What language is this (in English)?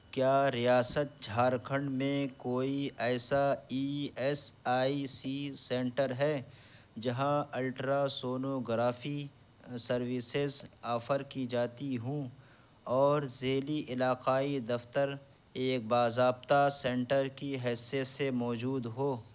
Urdu